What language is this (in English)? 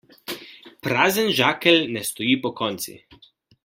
Slovenian